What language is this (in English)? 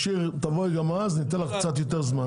Hebrew